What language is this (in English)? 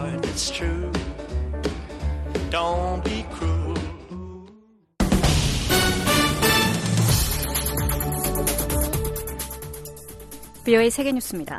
Korean